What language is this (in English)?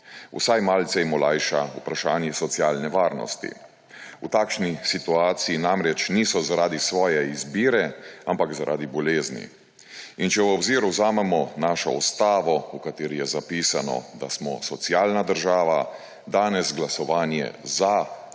Slovenian